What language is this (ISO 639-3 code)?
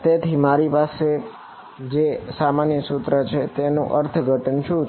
guj